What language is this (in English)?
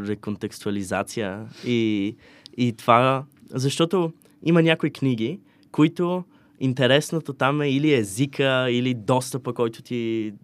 Bulgarian